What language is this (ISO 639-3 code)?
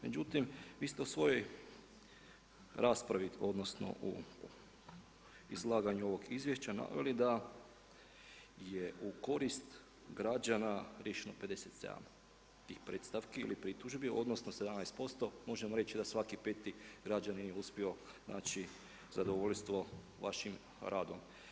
hrv